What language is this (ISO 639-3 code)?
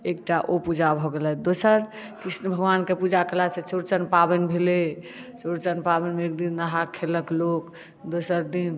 mai